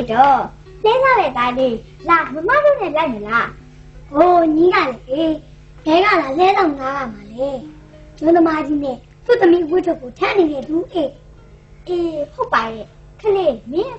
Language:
Thai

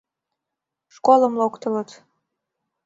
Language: Mari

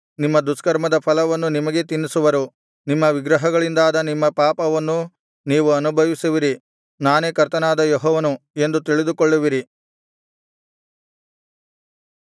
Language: Kannada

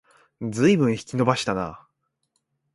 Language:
Japanese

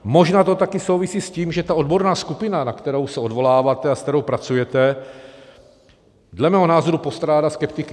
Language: Czech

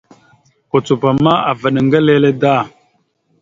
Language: Mada (Cameroon)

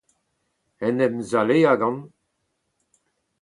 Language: Breton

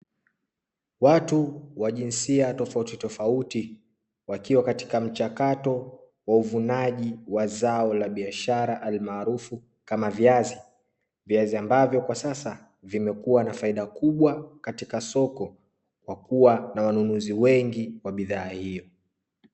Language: Swahili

